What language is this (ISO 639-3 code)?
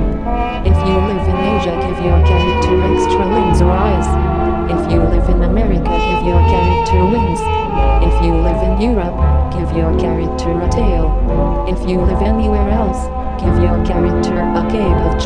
eng